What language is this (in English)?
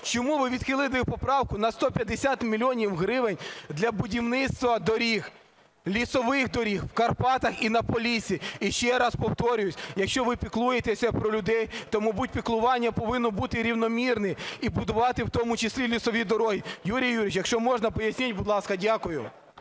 Ukrainian